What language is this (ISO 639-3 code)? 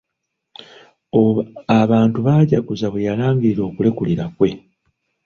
lug